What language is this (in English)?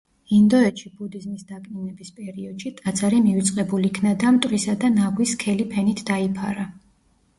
Georgian